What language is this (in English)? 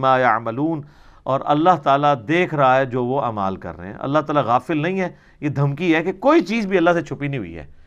Urdu